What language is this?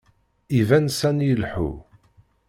Kabyle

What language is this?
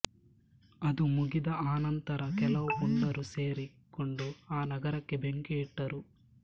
Kannada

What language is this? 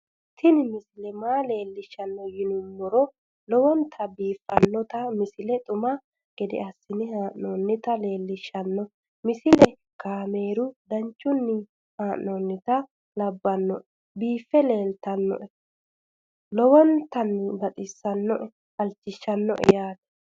Sidamo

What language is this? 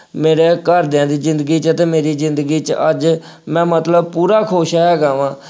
Punjabi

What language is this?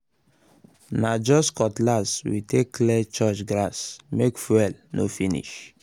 Nigerian Pidgin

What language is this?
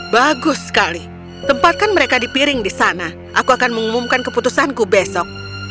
Indonesian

